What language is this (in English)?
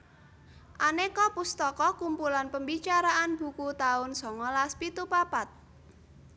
Javanese